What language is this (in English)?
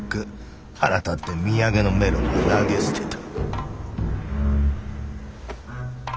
Japanese